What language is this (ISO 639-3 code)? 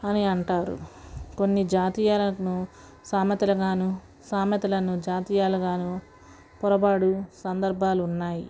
tel